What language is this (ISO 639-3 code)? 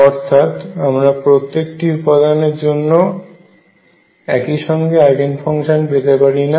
ben